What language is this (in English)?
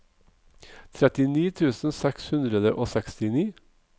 Norwegian